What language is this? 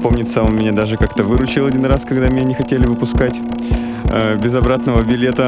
Russian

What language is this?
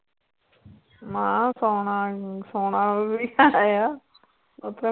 Punjabi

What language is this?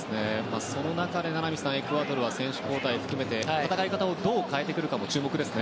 Japanese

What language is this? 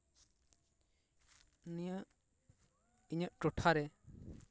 Santali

